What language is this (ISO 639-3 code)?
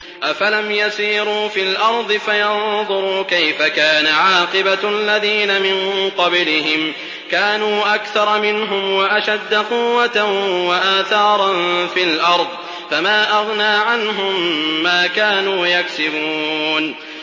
ara